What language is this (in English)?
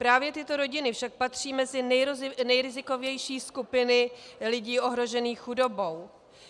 Czech